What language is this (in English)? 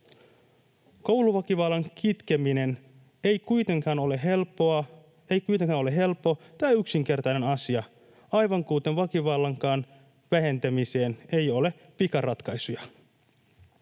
Finnish